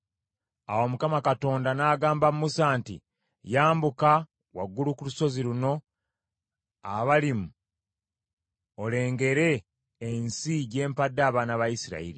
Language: Ganda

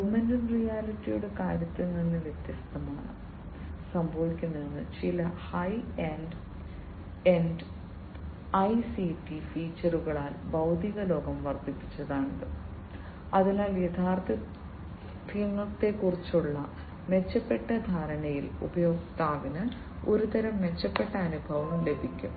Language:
Malayalam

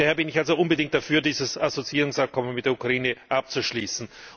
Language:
German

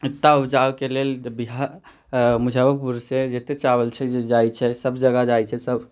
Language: Maithili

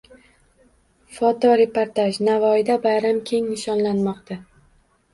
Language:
Uzbek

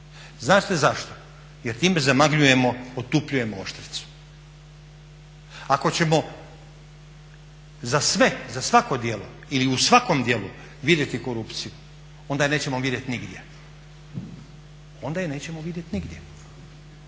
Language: Croatian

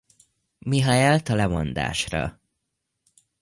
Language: Hungarian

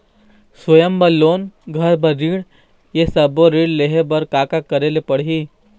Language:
Chhattisgarhi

